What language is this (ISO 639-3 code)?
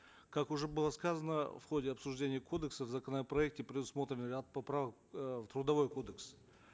kaz